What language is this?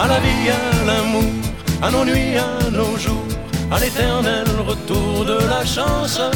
Greek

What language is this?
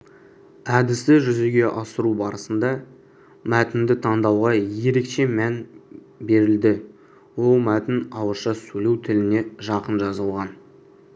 Kazakh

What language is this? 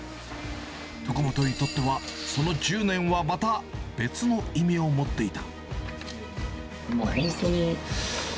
Japanese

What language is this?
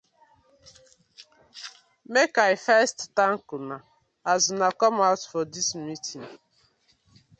Nigerian Pidgin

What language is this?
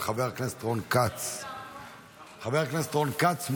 Hebrew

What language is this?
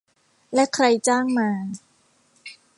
Thai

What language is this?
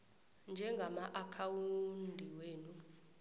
South Ndebele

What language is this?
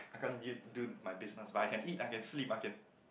English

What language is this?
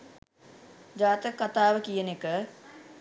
Sinhala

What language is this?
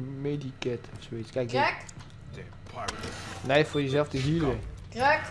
Dutch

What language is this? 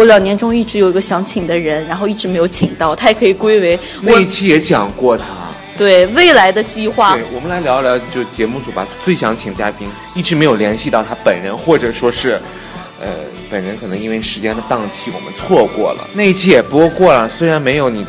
Chinese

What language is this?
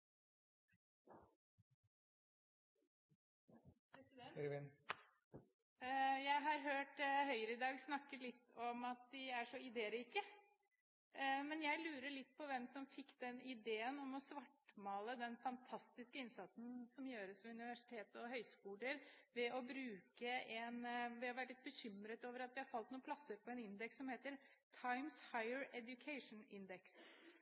Norwegian Bokmål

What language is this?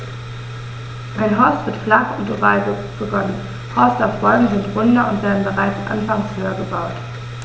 German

